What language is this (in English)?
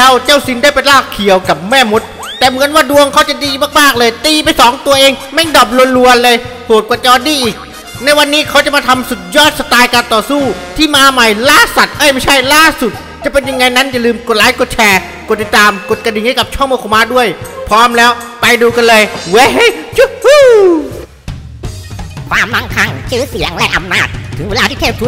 Thai